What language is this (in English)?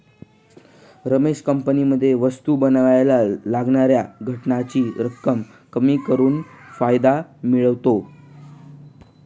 Marathi